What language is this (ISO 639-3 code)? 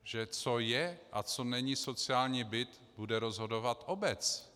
ces